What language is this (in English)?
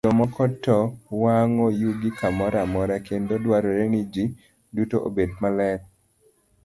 Luo (Kenya and Tanzania)